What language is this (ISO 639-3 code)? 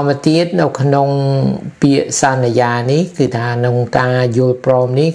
tha